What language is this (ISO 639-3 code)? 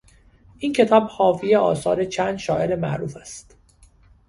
fas